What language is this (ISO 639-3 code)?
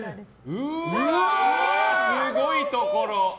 jpn